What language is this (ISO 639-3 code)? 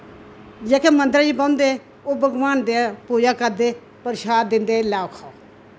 doi